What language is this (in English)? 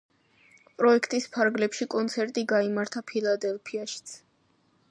Georgian